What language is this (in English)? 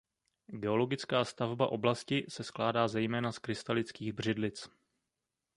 Czech